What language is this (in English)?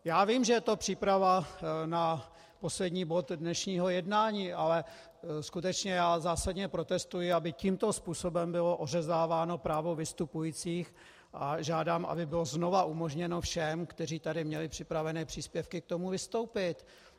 Czech